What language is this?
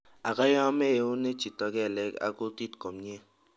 Kalenjin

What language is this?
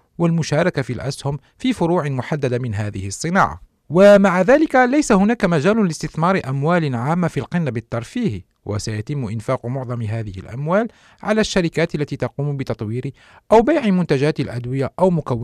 Arabic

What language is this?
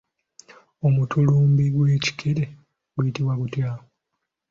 Ganda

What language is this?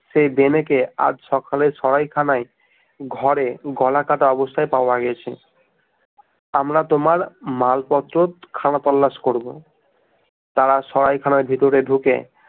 Bangla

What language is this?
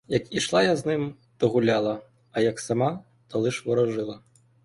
Ukrainian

